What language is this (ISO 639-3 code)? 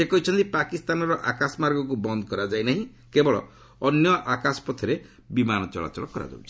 ori